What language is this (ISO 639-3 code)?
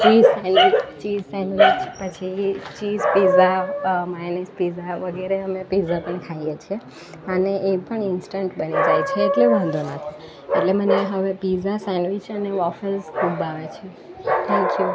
guj